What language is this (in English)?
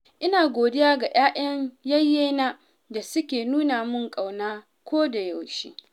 Hausa